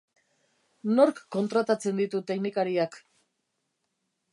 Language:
Basque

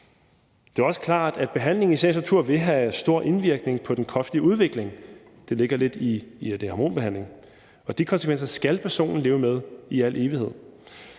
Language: Danish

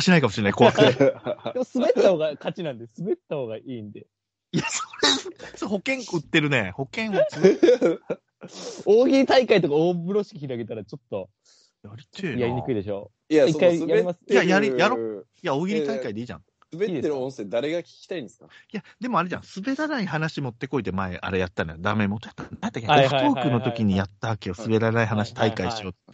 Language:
Japanese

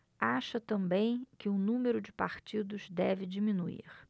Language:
Portuguese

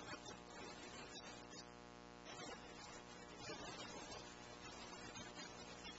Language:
English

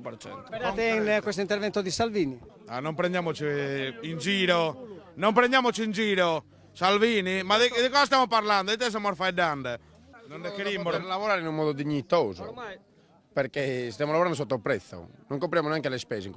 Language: Italian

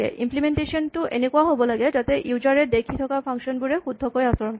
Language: Assamese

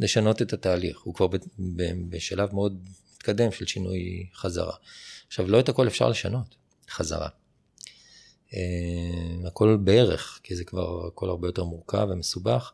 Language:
Hebrew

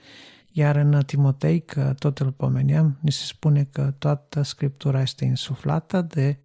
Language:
Romanian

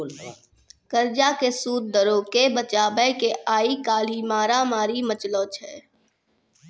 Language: Maithili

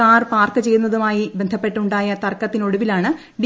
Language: Malayalam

